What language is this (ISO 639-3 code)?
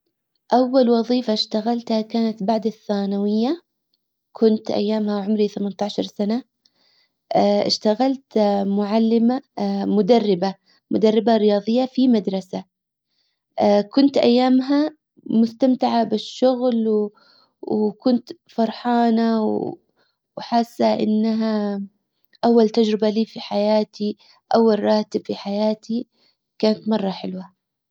acw